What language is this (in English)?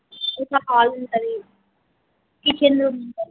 Telugu